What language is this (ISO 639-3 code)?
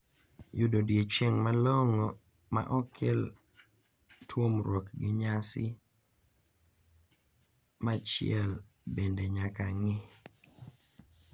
luo